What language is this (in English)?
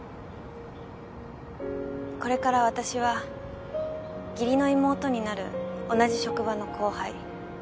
Japanese